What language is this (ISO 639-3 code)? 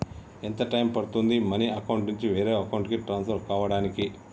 tel